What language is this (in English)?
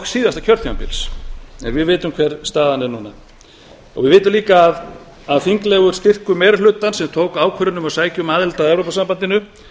Icelandic